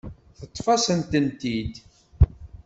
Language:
Kabyle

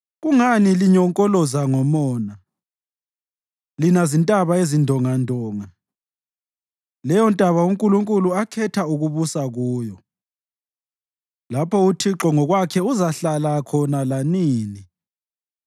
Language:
North Ndebele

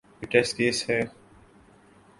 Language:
Urdu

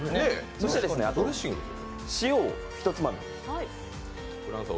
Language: Japanese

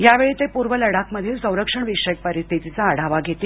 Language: Marathi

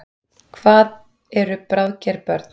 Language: Icelandic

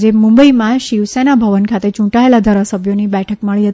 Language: Gujarati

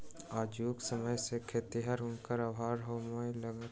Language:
Maithili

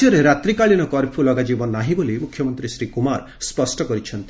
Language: Odia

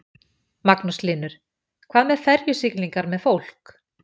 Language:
Icelandic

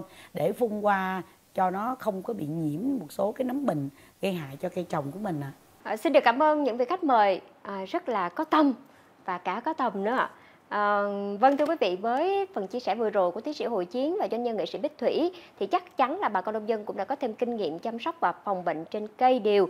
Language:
Vietnamese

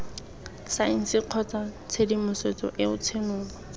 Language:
Tswana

